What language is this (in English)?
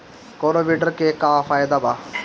Bhojpuri